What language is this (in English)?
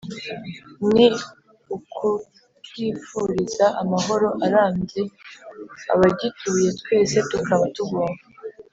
Kinyarwanda